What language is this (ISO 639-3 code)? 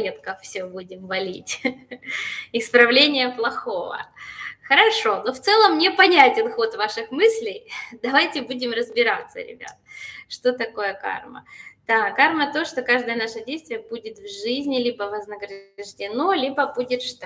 rus